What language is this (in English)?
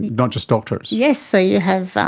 English